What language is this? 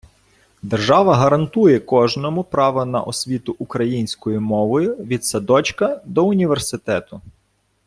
Ukrainian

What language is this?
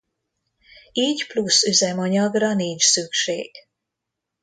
Hungarian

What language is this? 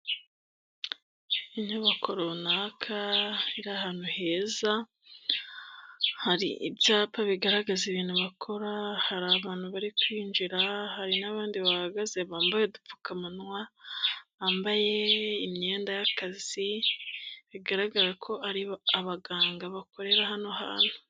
Kinyarwanda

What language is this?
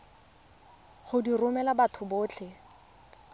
Tswana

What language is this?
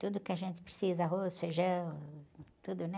Portuguese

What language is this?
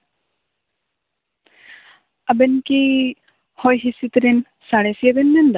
Santali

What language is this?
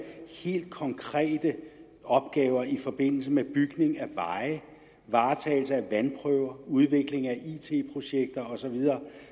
Danish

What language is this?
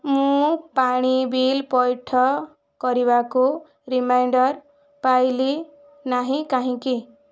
Odia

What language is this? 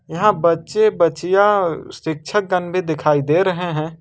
Hindi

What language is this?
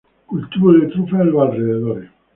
Spanish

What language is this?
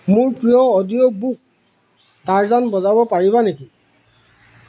Assamese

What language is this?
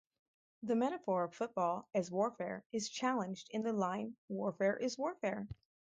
English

